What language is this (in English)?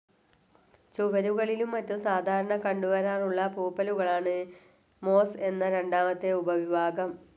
Malayalam